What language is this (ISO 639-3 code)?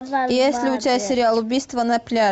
rus